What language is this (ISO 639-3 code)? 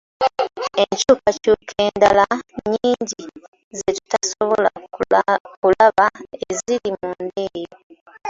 lug